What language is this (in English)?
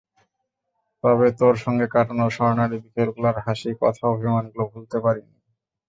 Bangla